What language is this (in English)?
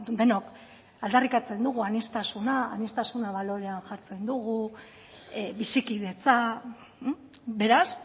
Basque